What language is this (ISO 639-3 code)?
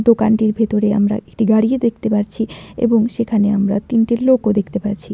ben